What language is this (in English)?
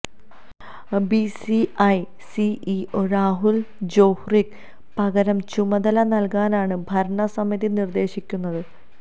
Malayalam